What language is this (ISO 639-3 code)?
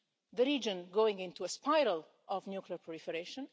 eng